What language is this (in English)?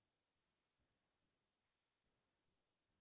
Assamese